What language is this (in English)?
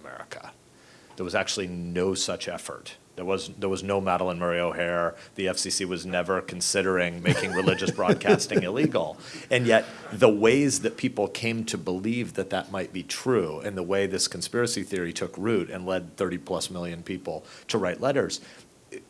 English